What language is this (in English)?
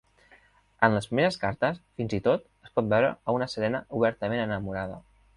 Catalan